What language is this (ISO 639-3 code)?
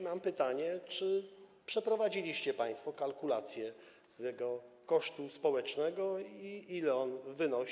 pol